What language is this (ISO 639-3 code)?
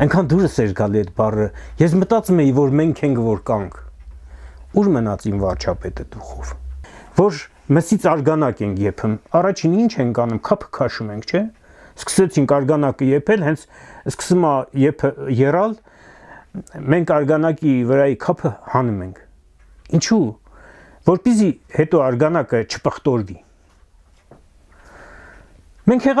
tur